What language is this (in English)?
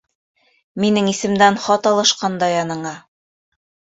Bashkir